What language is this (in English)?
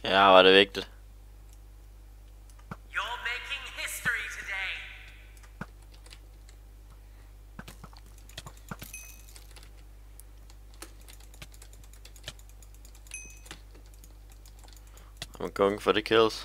Danish